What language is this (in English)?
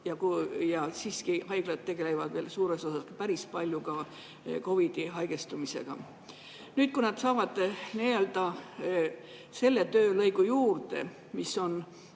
Estonian